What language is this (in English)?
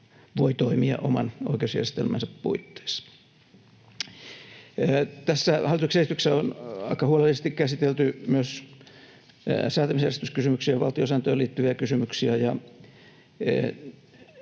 Finnish